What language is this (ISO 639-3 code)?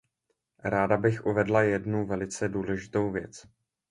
ces